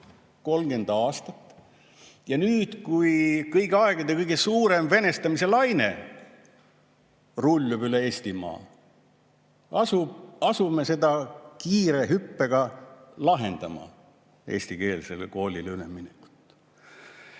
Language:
Estonian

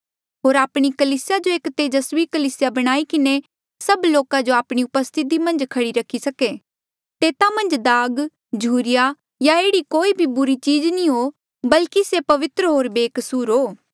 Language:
Mandeali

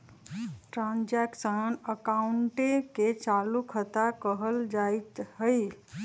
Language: Magahi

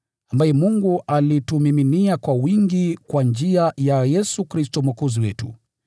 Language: Swahili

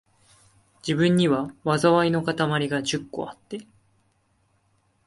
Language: Japanese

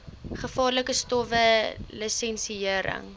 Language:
Afrikaans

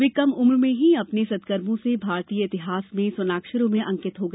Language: Hindi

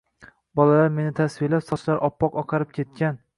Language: Uzbek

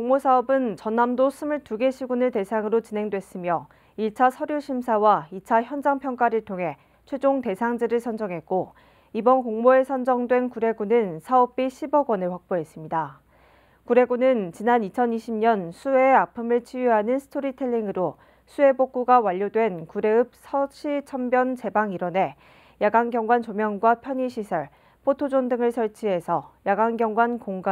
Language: Korean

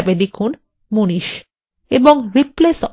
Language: Bangla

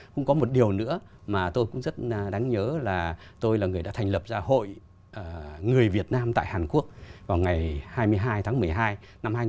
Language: Vietnamese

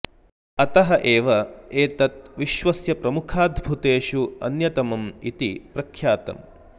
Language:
Sanskrit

